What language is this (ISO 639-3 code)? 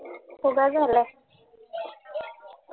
mar